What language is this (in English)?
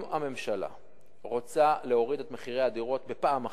Hebrew